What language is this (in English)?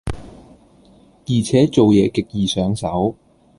Cantonese